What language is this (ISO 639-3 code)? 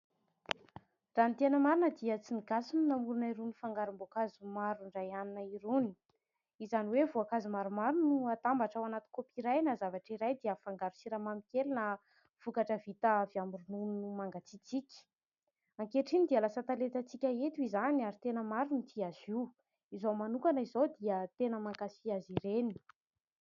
mlg